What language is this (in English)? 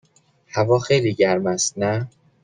Persian